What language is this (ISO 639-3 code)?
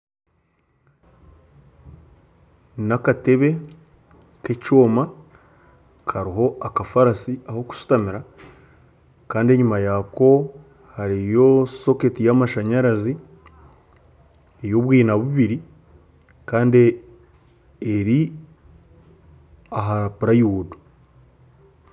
nyn